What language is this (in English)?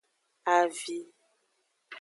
Aja (Benin)